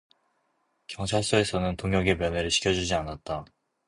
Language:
Korean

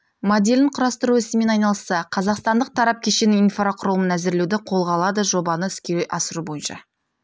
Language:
Kazakh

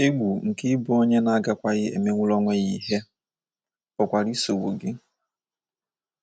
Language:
Igbo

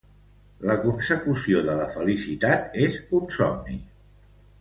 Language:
Catalan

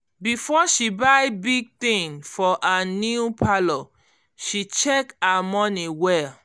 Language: Nigerian Pidgin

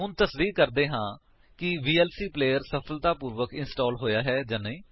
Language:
Punjabi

